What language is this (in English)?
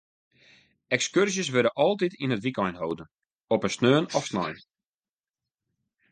Western Frisian